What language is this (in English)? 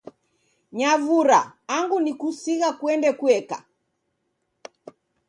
Taita